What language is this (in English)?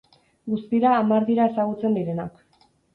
Basque